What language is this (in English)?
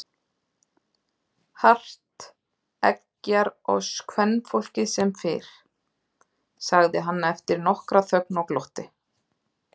Icelandic